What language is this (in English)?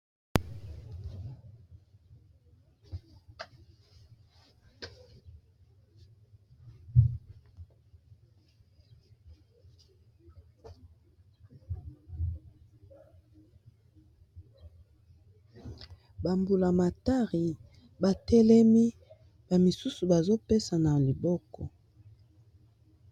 Lingala